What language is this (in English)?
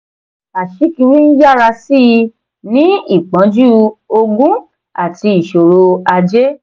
Yoruba